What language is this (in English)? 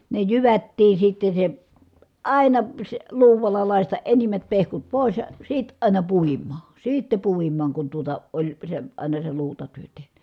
Finnish